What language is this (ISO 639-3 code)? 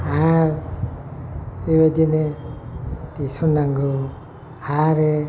brx